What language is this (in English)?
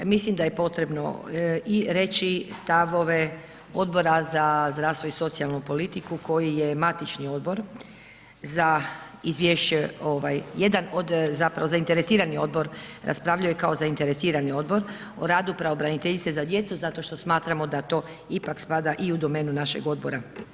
Croatian